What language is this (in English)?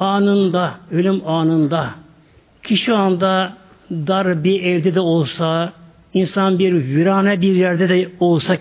Turkish